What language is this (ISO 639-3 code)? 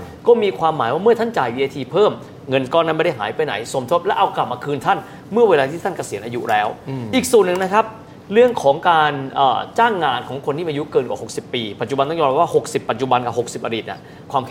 tha